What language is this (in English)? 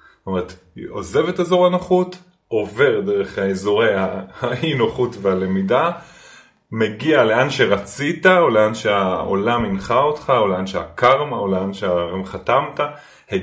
Hebrew